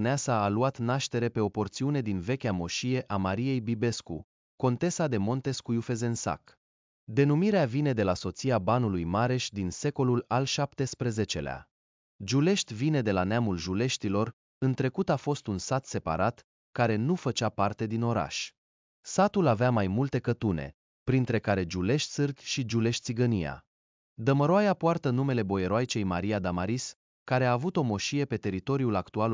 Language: Romanian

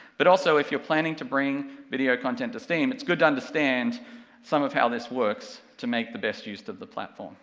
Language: English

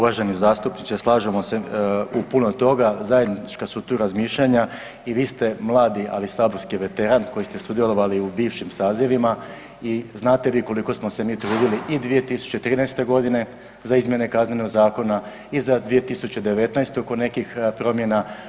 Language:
Croatian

